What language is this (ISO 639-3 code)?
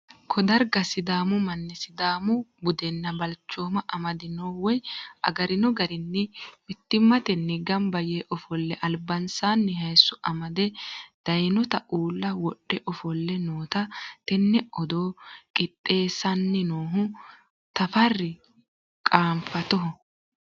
sid